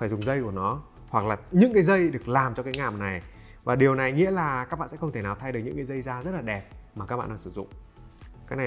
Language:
Vietnamese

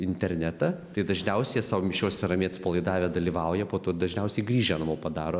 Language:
Lithuanian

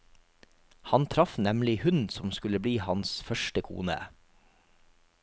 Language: Norwegian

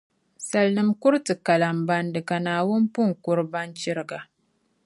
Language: Dagbani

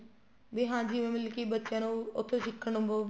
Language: Punjabi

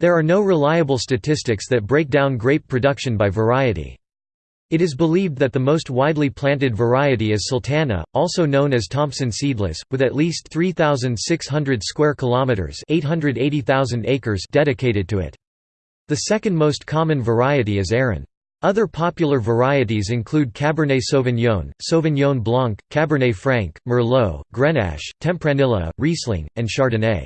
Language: English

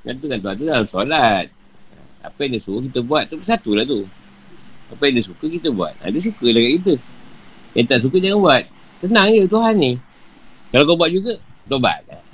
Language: Malay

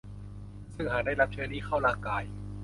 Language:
Thai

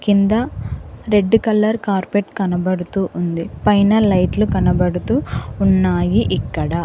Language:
Telugu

